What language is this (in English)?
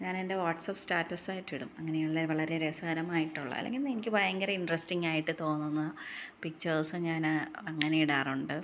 Malayalam